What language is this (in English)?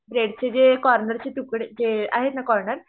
Marathi